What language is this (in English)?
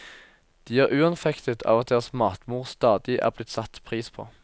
Norwegian